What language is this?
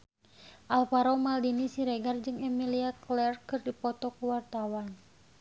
Sundanese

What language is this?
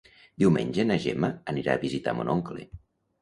Catalan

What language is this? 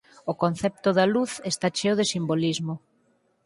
Galician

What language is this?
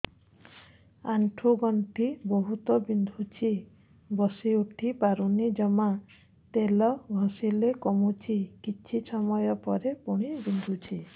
Odia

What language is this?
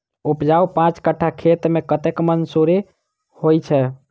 Maithili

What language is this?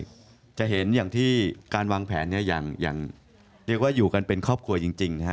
Thai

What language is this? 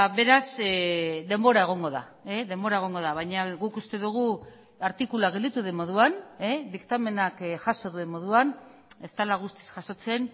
Basque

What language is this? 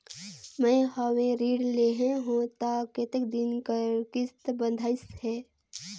Chhattisgarhi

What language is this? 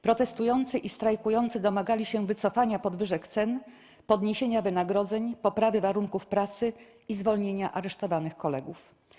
Polish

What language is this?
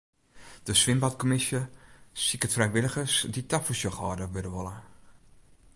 Western Frisian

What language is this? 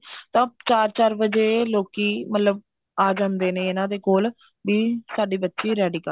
Punjabi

